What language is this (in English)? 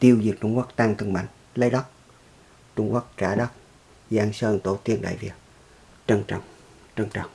Vietnamese